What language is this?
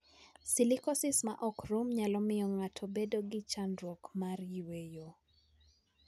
Luo (Kenya and Tanzania)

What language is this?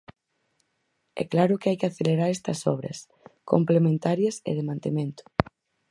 Galician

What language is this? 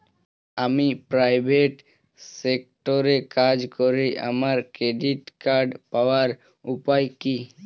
Bangla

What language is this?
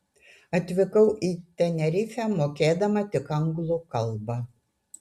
Lithuanian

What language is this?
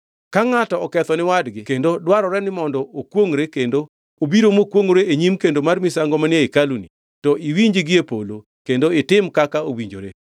Luo (Kenya and Tanzania)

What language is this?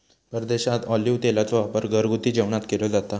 Marathi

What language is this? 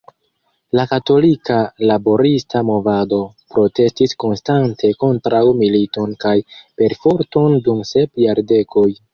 Esperanto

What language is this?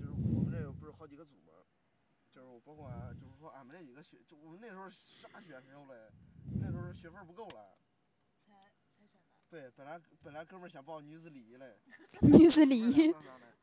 Chinese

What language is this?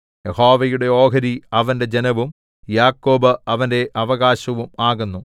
Malayalam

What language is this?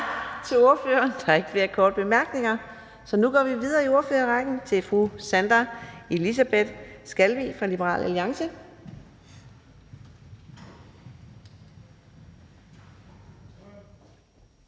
Danish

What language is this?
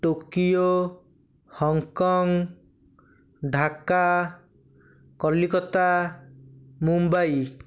Odia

